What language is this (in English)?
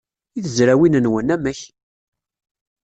Kabyle